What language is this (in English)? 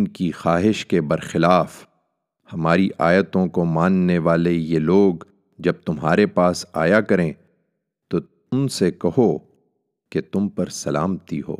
Urdu